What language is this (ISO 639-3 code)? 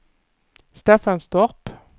swe